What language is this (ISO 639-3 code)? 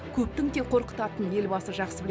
kaz